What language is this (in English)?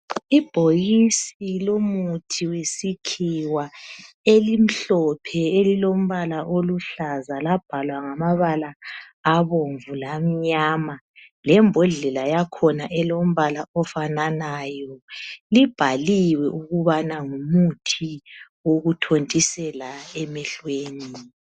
North Ndebele